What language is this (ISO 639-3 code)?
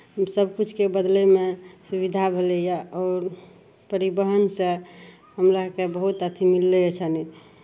mai